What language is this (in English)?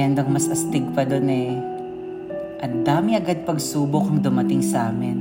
Filipino